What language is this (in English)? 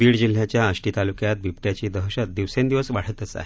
Marathi